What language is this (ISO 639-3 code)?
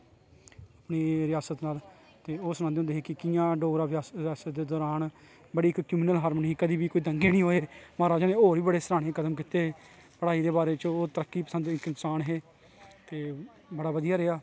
doi